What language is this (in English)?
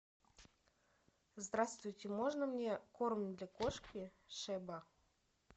Russian